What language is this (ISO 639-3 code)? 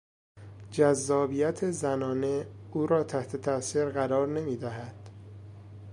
fas